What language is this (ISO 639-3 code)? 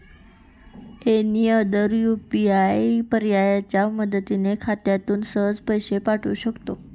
mar